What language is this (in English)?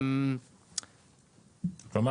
Hebrew